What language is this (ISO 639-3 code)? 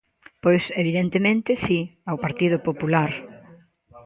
glg